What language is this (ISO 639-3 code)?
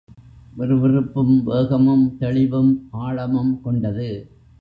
tam